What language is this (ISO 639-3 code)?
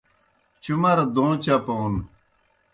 plk